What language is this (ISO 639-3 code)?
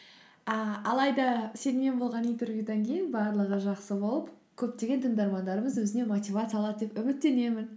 kaz